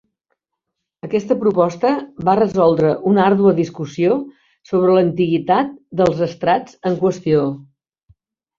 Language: Catalan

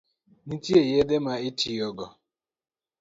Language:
Luo (Kenya and Tanzania)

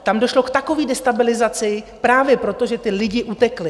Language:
Czech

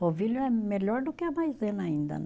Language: Portuguese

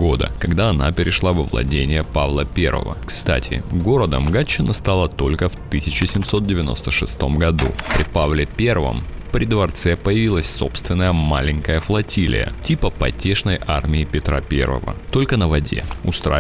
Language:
Russian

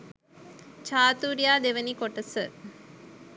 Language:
Sinhala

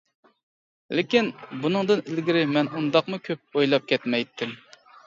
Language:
Uyghur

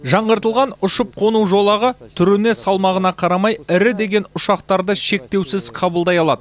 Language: Kazakh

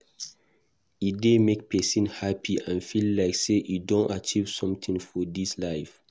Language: Nigerian Pidgin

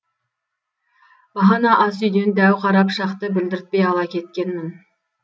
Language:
Kazakh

